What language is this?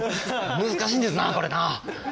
Japanese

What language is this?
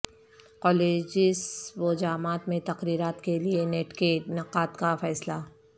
Urdu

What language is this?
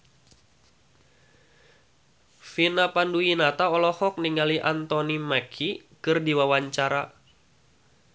Sundanese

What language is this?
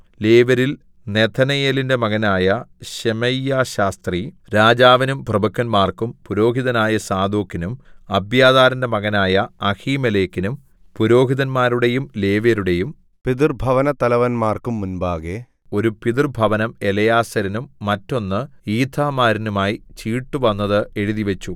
Malayalam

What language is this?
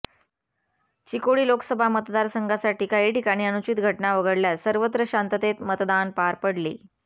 Marathi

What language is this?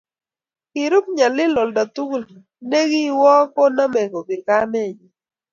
Kalenjin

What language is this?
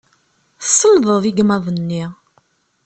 Kabyle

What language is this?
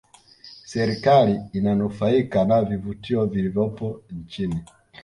Swahili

